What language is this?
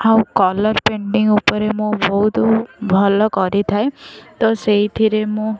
Odia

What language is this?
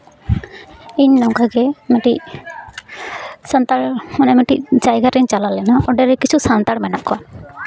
Santali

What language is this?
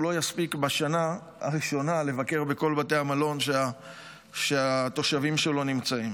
Hebrew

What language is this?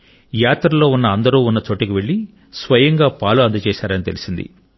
Telugu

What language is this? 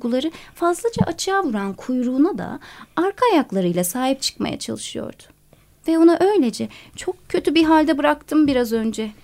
Turkish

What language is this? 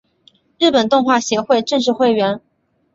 Chinese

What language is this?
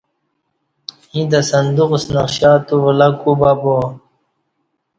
Kati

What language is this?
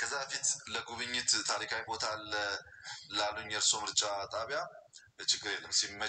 Arabic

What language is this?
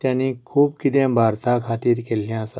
Konkani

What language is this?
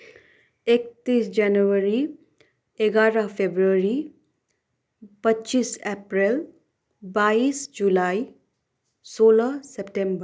Nepali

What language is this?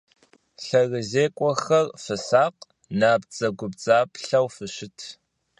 Kabardian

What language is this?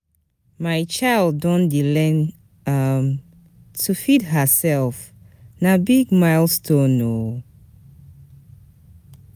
Nigerian Pidgin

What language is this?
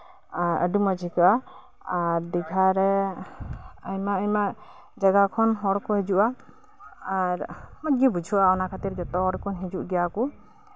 Santali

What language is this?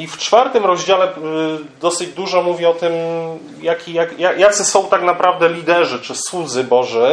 Polish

